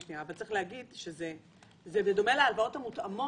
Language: Hebrew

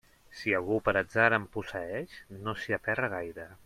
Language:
Catalan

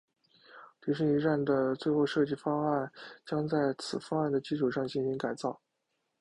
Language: Chinese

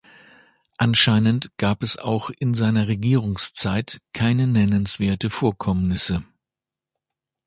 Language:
German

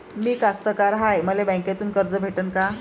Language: Marathi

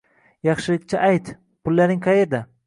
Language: Uzbek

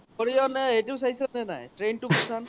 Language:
Assamese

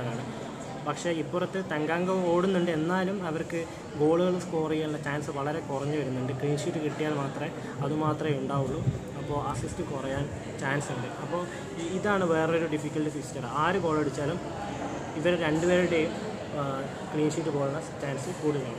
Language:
Malayalam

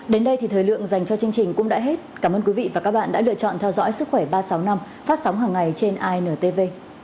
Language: Vietnamese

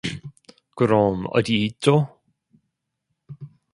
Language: Korean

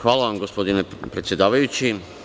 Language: Serbian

